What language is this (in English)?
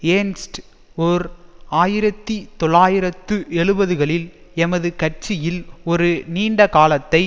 Tamil